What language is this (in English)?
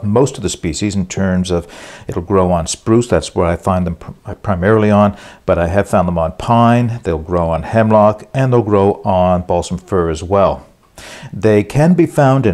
English